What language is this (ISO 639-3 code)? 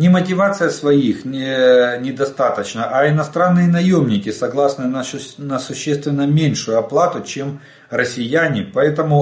rus